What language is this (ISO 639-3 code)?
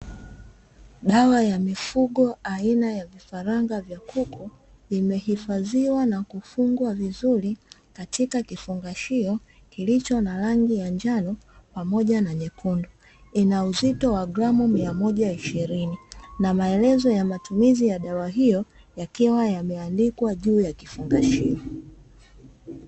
swa